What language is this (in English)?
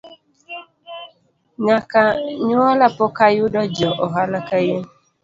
Luo (Kenya and Tanzania)